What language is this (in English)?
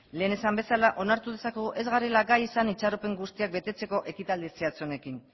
Basque